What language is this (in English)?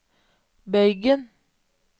Norwegian